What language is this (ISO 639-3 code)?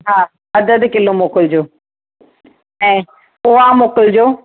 snd